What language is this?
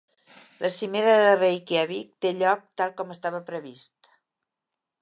Catalan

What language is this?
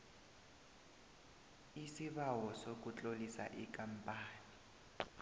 South Ndebele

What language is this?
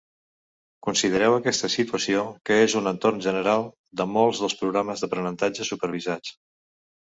Catalan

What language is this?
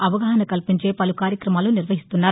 Telugu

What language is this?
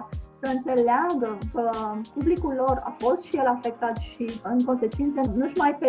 Romanian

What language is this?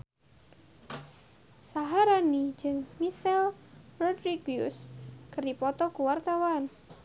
Sundanese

